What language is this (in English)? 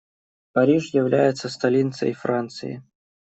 Russian